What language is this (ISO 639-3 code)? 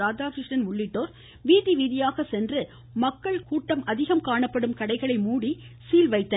tam